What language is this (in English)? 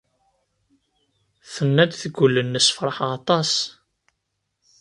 Kabyle